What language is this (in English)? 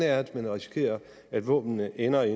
Danish